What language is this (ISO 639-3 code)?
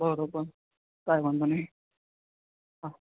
guj